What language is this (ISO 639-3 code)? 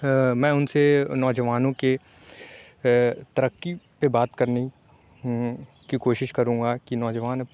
urd